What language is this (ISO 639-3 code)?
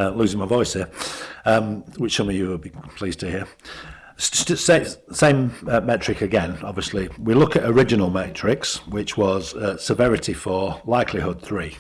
eng